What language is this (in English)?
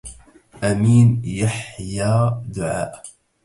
Arabic